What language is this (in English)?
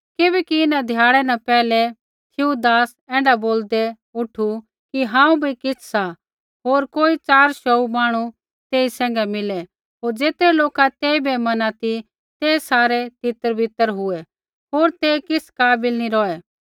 Kullu Pahari